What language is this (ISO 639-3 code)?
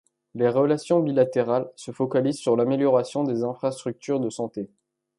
fra